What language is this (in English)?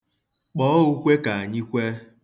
Igbo